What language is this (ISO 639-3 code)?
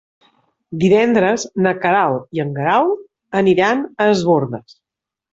cat